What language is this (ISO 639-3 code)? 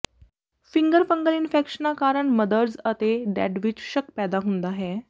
pan